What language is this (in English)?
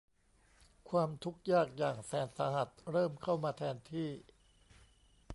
Thai